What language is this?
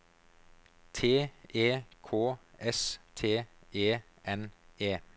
Norwegian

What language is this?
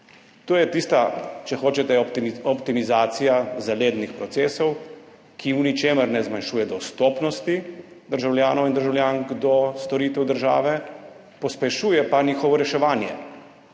Slovenian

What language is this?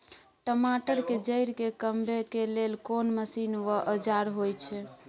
Maithili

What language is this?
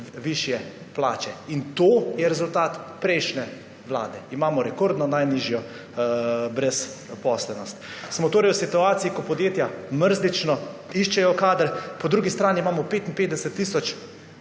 Slovenian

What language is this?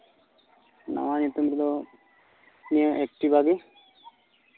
Santali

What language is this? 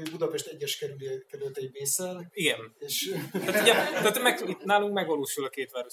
Hungarian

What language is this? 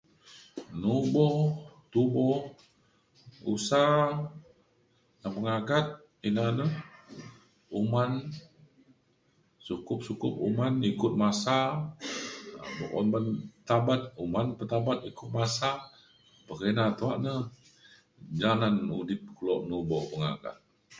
Mainstream Kenyah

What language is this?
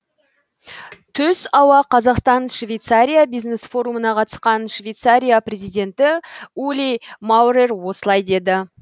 Kazakh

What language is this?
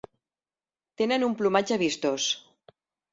Catalan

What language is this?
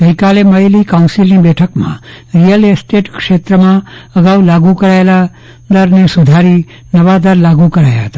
Gujarati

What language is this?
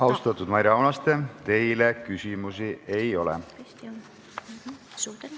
Estonian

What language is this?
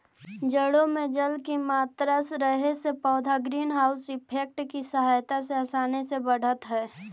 Magahi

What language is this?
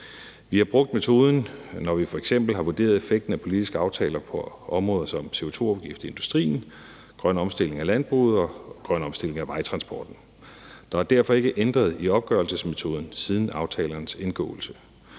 Danish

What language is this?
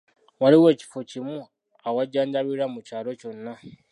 Ganda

